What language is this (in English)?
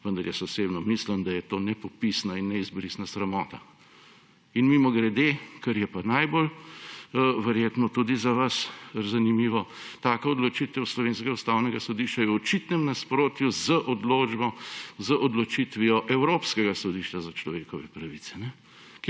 Slovenian